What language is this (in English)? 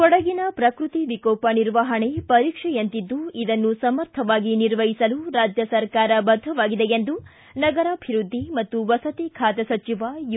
Kannada